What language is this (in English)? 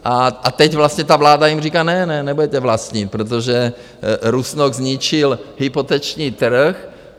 Czech